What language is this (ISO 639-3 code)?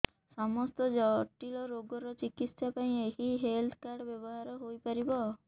ori